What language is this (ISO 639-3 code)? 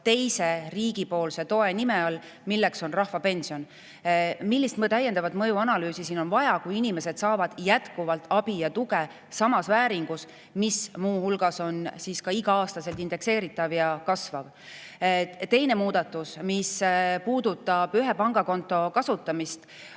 est